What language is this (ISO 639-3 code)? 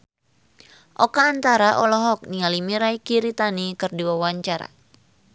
sun